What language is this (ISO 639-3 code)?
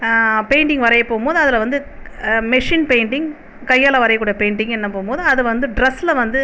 tam